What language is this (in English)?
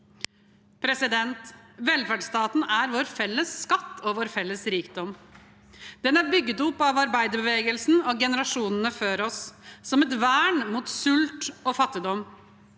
Norwegian